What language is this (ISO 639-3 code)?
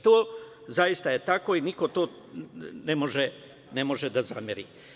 srp